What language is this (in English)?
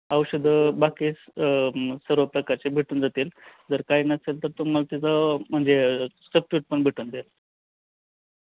Marathi